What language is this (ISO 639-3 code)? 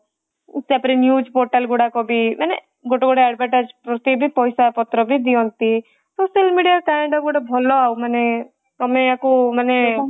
ori